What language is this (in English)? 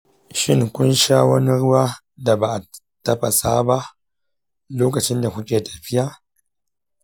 Hausa